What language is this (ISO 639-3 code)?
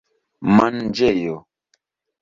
epo